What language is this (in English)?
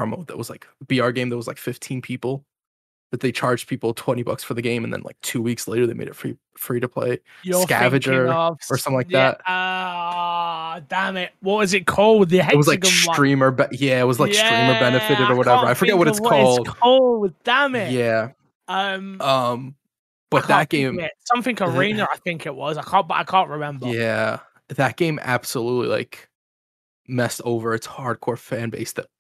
English